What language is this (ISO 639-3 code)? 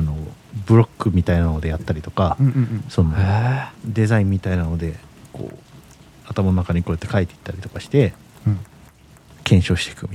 jpn